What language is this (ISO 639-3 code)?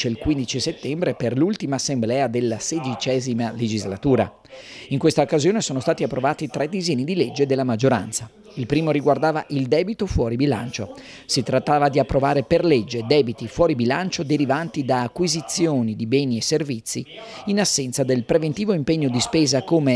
ita